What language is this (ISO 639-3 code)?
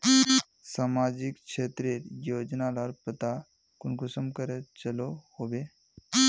mag